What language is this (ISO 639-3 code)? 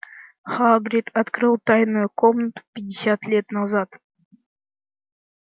rus